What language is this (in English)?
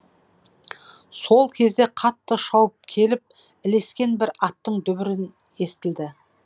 Kazakh